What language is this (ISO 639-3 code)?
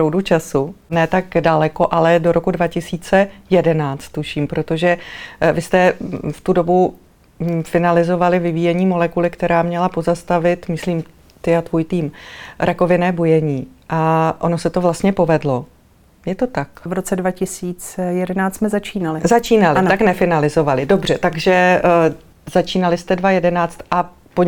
ces